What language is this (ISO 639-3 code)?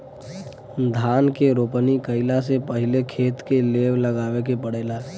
bho